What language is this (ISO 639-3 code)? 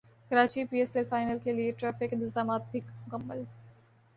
urd